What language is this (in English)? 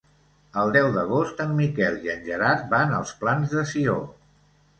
Catalan